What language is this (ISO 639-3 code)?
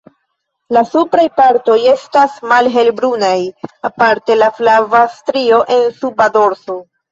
epo